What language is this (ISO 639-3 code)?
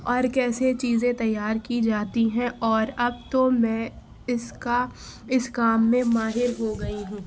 urd